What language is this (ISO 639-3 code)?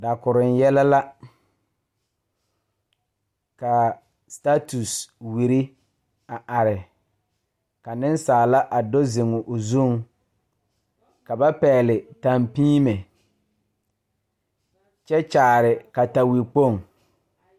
dga